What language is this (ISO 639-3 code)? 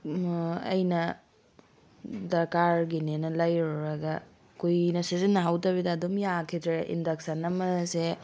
mni